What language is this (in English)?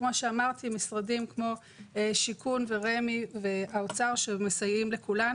Hebrew